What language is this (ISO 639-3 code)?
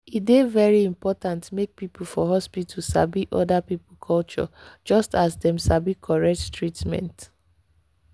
pcm